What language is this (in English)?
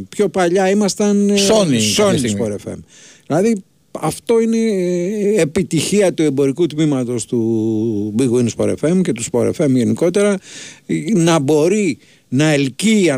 Greek